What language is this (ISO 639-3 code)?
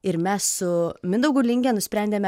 lit